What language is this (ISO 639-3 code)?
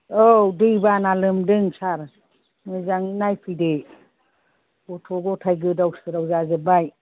brx